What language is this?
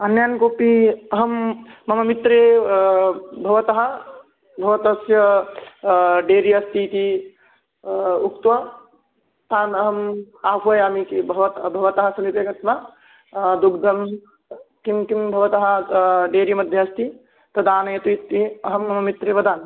Sanskrit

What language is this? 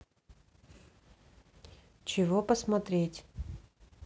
Russian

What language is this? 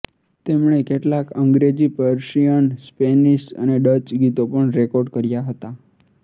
Gujarati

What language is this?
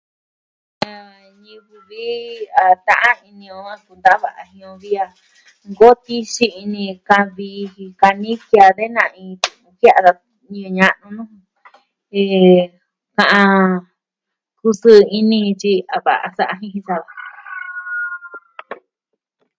Southwestern Tlaxiaco Mixtec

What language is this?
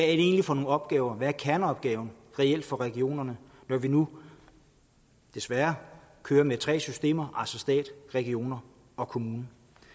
Danish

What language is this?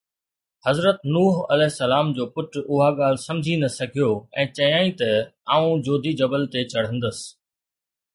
Sindhi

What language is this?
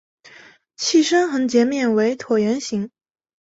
Chinese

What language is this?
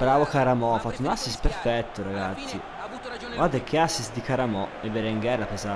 Italian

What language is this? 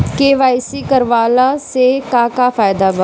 Bhojpuri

